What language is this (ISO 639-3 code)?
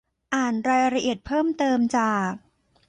tha